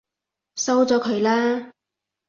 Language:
Cantonese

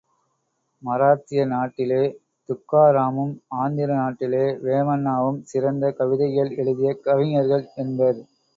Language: Tamil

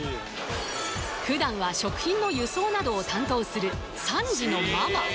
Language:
Japanese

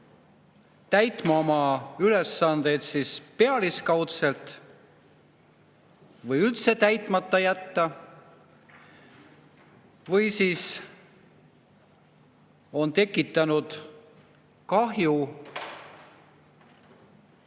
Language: Estonian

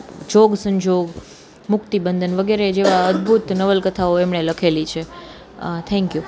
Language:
Gujarati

